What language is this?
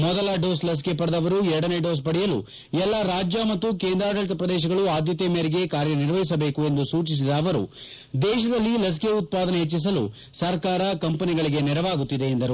Kannada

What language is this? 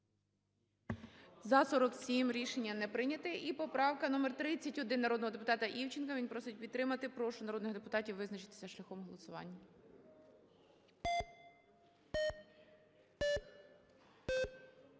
Ukrainian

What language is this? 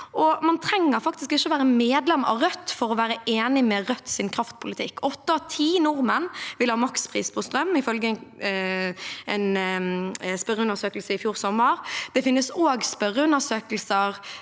Norwegian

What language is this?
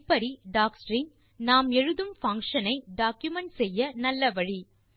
Tamil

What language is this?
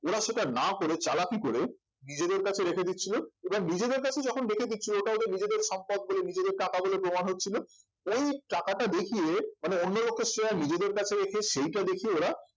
Bangla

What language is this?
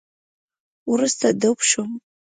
Pashto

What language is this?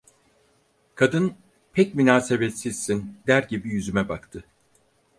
Turkish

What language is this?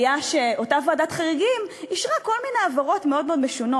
Hebrew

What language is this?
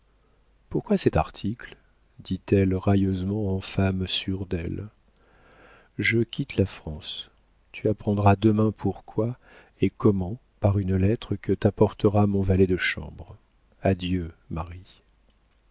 French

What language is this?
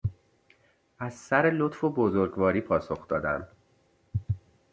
Persian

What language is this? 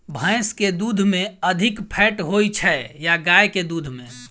Maithili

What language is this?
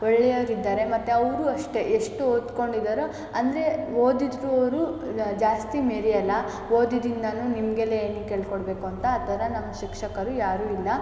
Kannada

